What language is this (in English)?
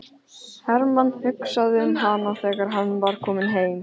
Icelandic